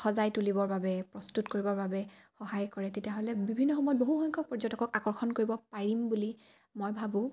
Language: Assamese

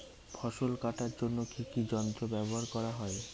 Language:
Bangla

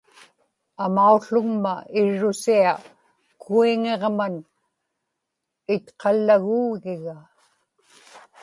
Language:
Inupiaq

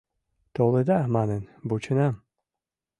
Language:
Mari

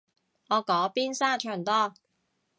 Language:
Cantonese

